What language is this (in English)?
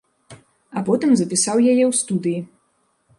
Belarusian